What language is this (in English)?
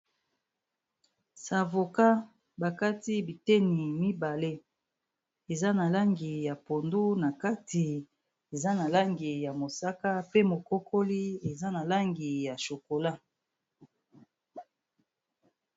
Lingala